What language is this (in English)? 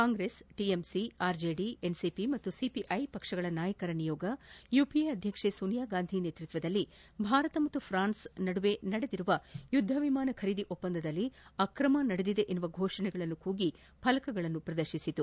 Kannada